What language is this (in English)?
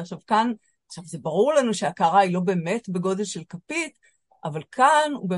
Hebrew